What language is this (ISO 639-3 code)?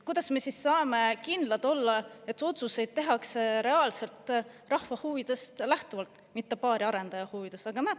est